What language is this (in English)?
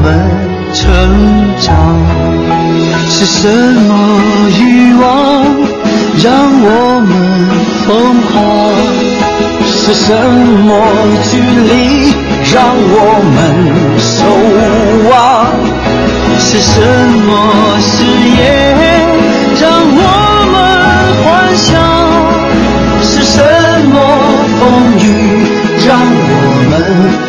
Chinese